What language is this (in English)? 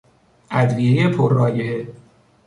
Persian